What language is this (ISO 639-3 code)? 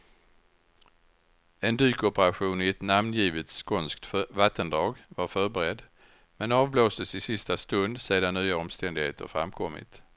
swe